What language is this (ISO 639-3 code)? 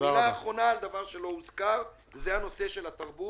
heb